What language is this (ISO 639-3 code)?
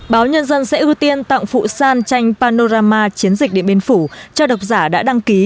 vie